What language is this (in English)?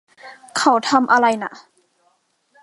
Thai